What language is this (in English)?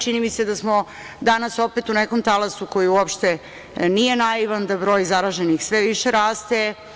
Serbian